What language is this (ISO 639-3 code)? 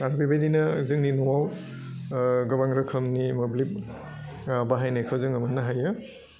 brx